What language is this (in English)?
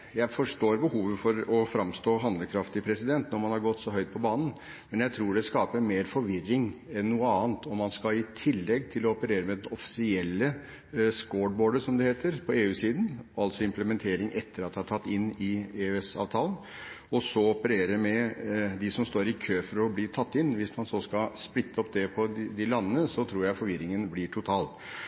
Norwegian Bokmål